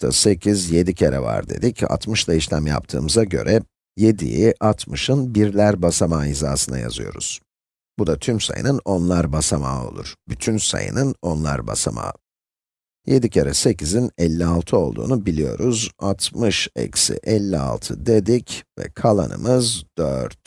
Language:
Turkish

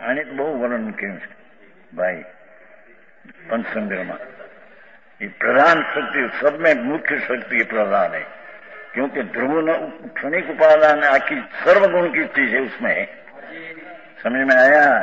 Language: Romanian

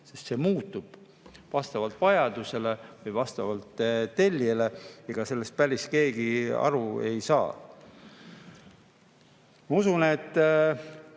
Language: Estonian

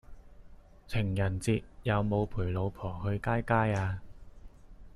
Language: Cantonese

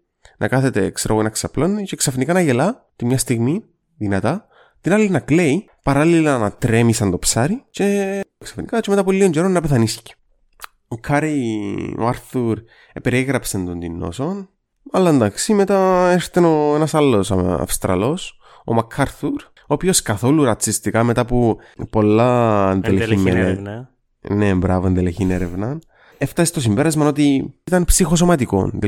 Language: Greek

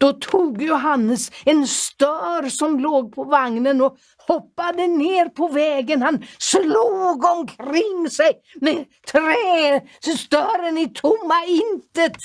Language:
Swedish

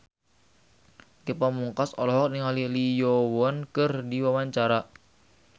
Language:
Sundanese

